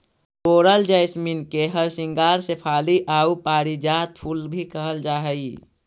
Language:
Magahi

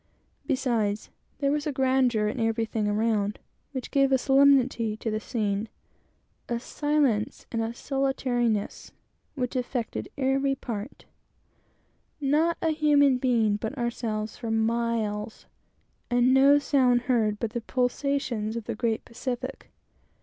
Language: English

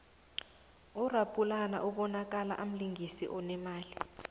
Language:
South Ndebele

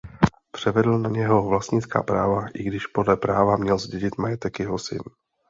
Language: Czech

